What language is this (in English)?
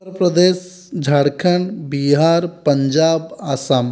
Odia